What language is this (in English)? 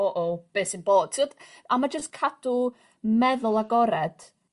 Welsh